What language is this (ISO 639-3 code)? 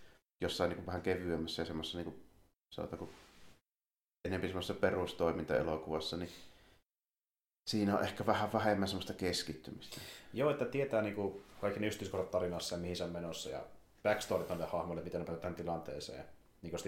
fin